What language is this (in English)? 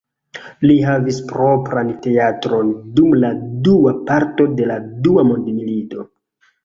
Esperanto